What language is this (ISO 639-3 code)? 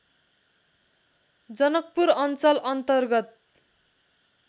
nep